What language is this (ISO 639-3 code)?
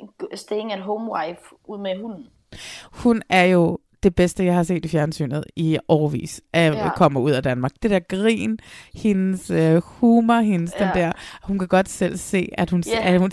dan